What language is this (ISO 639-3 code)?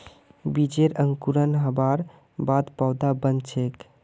mag